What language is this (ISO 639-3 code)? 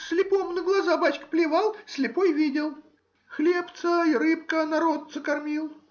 rus